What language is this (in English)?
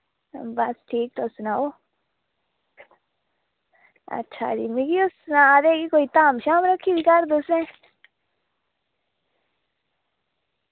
Dogri